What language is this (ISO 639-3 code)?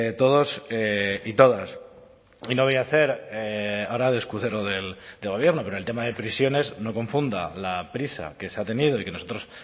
spa